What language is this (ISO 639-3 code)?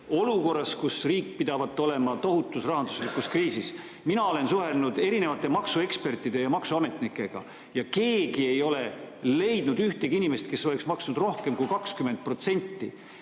est